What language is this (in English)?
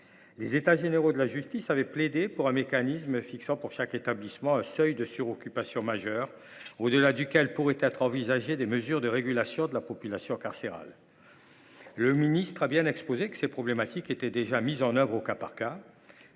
French